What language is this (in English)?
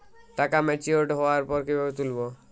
Bangla